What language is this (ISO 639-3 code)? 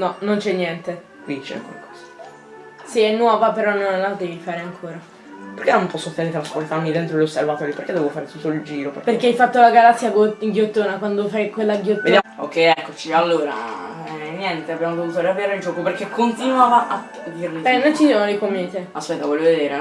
ita